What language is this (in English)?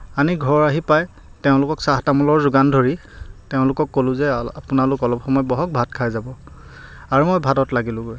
Assamese